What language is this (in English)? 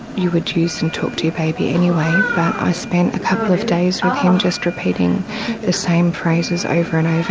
English